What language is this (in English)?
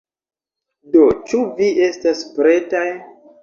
Esperanto